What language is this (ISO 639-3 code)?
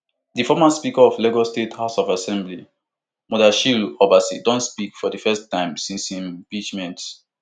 pcm